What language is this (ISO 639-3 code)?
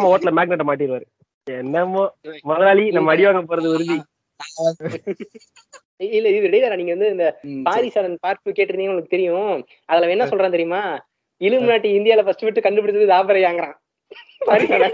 tam